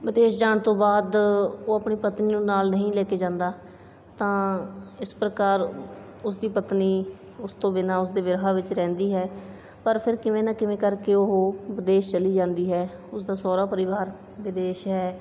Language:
Punjabi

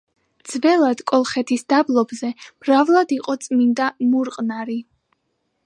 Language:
Georgian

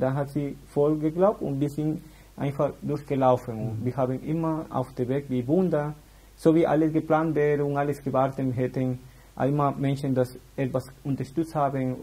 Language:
German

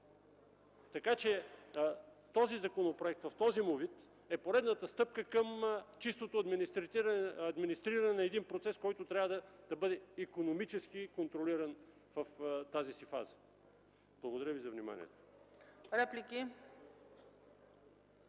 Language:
Bulgarian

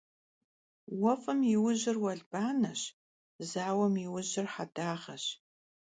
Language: Kabardian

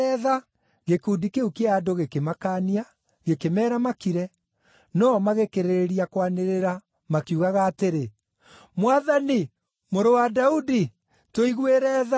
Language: Kikuyu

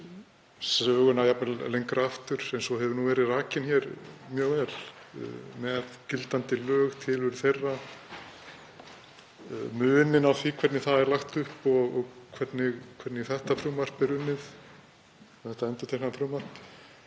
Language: Icelandic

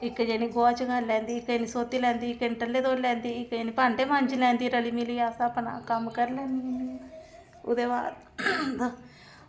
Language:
Dogri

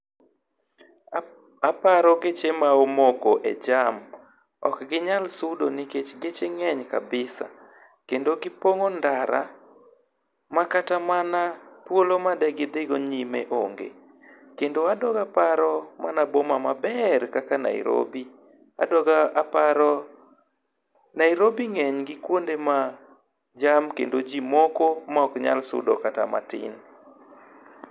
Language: Luo (Kenya and Tanzania)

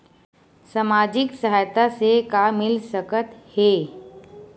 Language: Chhattisgarhi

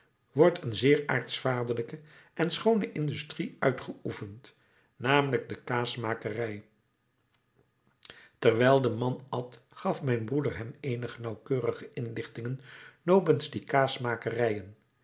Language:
Dutch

